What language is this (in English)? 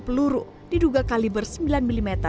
Indonesian